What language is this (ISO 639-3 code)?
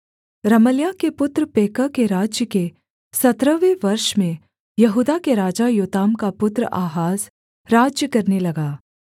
hin